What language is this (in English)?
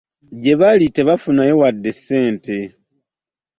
Ganda